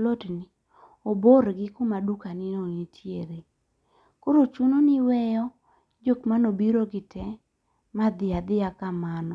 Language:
Luo (Kenya and Tanzania)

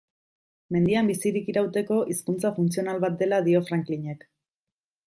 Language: Basque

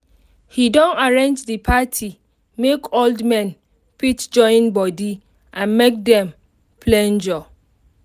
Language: Nigerian Pidgin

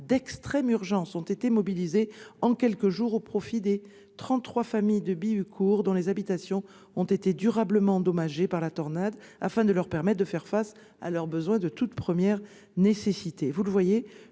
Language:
French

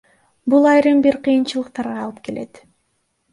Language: Kyrgyz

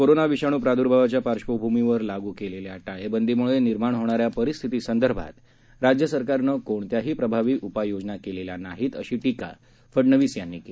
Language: Marathi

